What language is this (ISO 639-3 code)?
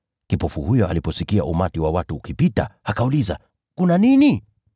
swa